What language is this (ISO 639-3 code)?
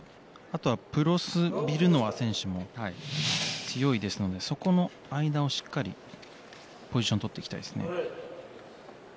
jpn